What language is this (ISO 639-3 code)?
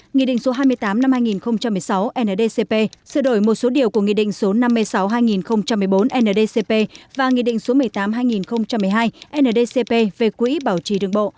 vie